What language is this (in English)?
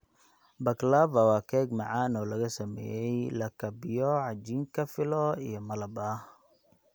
Somali